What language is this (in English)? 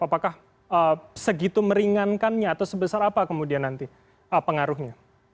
Indonesian